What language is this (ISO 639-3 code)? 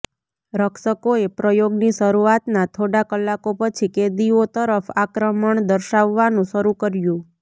guj